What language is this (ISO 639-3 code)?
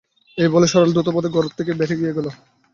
ben